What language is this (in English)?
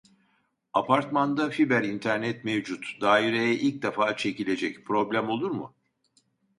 Turkish